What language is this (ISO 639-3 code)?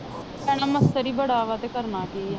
pan